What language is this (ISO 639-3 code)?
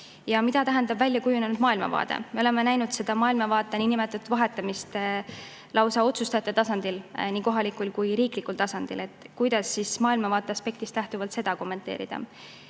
est